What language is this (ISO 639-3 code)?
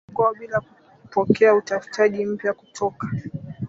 swa